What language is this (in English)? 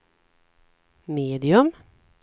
Swedish